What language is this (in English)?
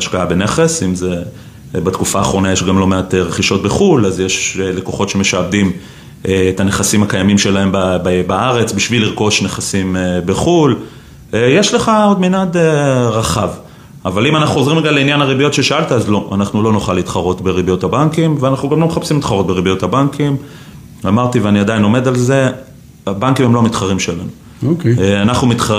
Hebrew